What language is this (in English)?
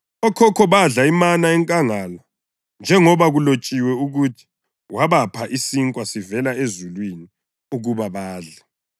North Ndebele